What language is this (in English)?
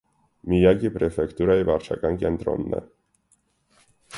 Armenian